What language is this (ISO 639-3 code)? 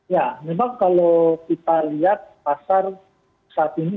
ind